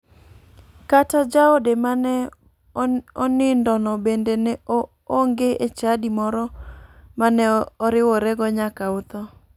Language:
Luo (Kenya and Tanzania)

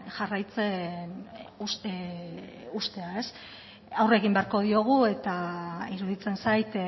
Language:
Basque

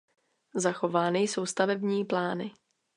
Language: Czech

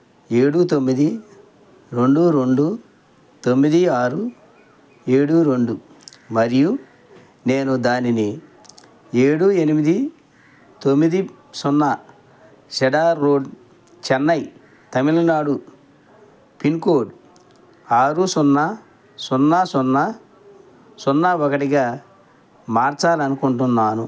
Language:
Telugu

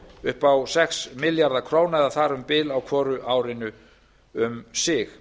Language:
Icelandic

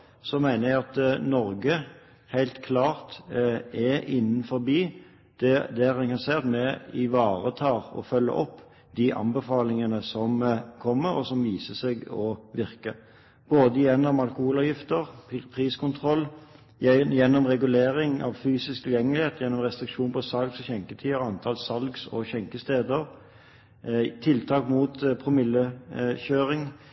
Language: Norwegian Bokmål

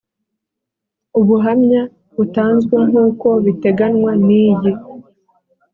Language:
Kinyarwanda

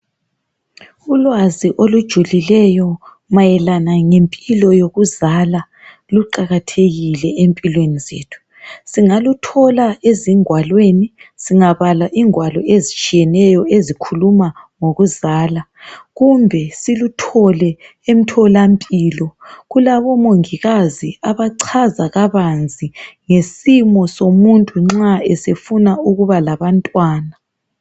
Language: North Ndebele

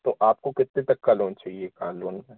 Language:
Hindi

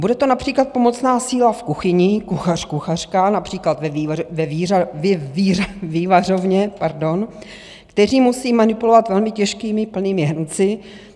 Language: Czech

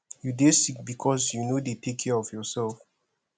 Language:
Nigerian Pidgin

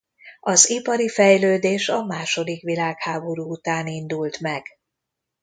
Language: Hungarian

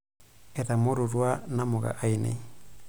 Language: Masai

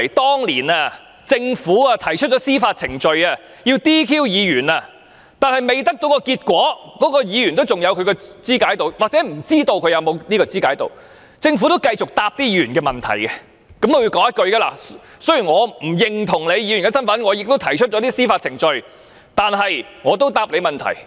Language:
Cantonese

